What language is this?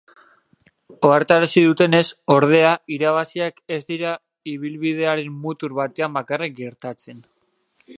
Basque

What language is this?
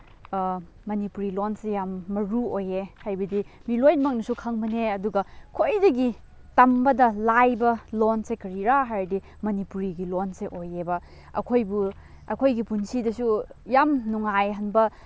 Manipuri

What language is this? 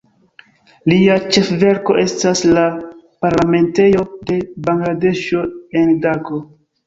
Esperanto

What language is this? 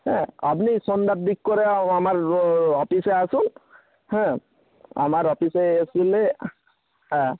Bangla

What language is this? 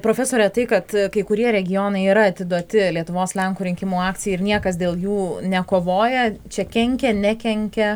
Lithuanian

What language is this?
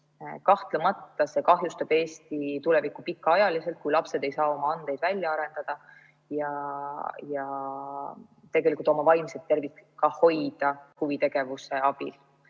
Estonian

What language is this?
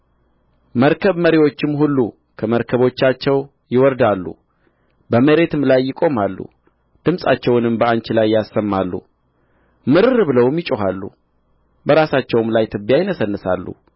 Amharic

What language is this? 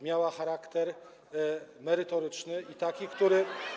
Polish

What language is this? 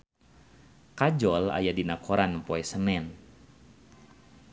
Sundanese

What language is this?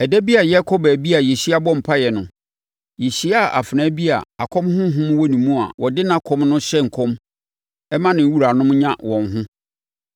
Akan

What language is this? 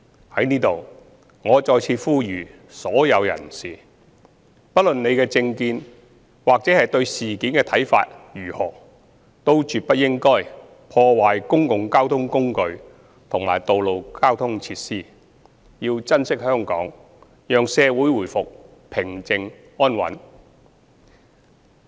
Cantonese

